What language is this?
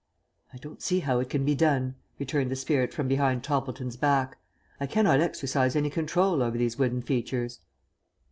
English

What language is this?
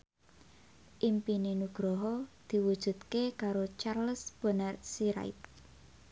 Javanese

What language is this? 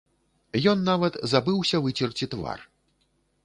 Belarusian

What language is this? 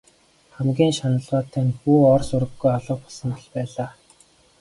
Mongolian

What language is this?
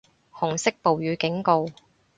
Cantonese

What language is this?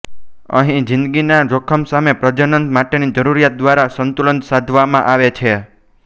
Gujarati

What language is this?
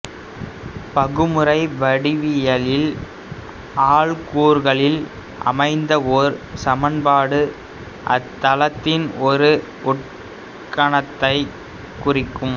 Tamil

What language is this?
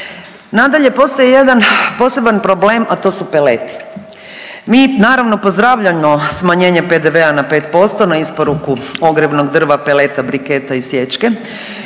Croatian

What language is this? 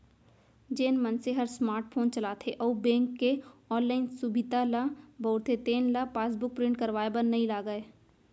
Chhattisgarhi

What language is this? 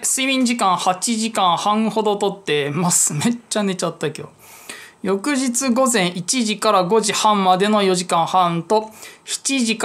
Japanese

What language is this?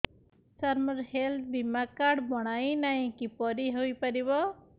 Odia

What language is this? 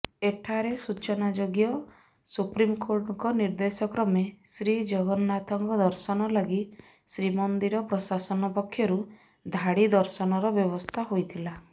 Odia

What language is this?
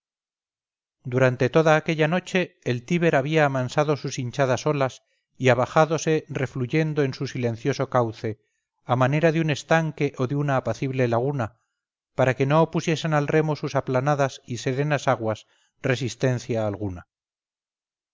Spanish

